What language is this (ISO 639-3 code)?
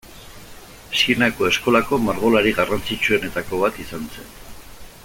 eus